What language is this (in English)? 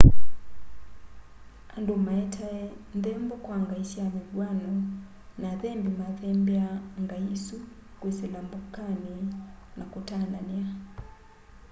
Kamba